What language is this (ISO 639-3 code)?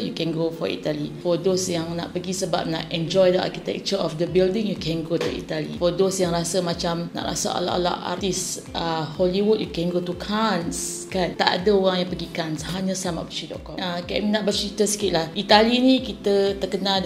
msa